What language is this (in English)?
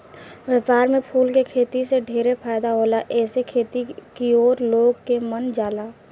Bhojpuri